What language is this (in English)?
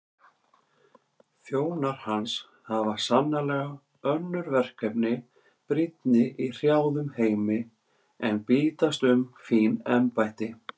Icelandic